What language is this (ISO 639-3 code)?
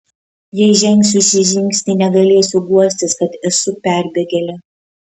lit